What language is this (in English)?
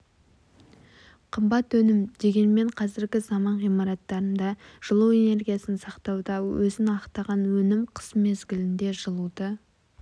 Kazakh